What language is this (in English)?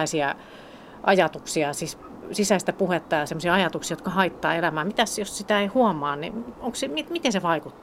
Finnish